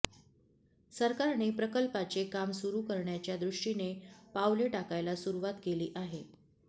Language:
Marathi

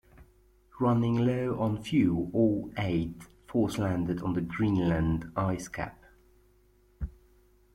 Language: English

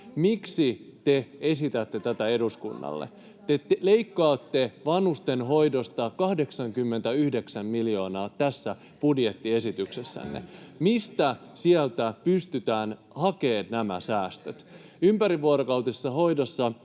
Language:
Finnish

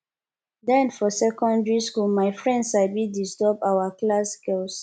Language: Nigerian Pidgin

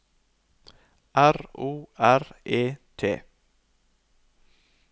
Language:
Norwegian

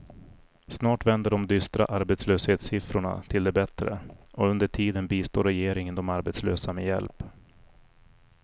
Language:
Swedish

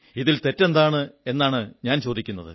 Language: Malayalam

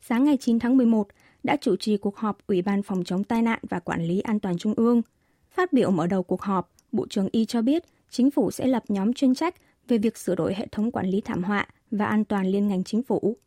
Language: Vietnamese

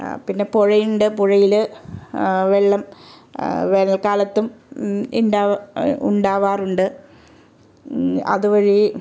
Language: Malayalam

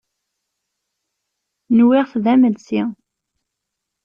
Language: Kabyle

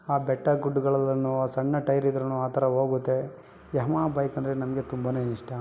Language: Kannada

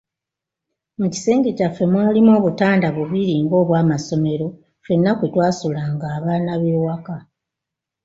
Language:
Ganda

